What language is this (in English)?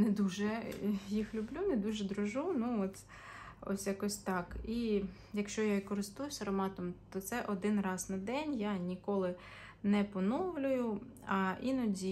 Ukrainian